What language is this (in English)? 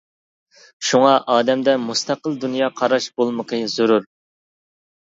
Uyghur